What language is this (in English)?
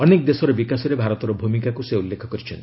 Odia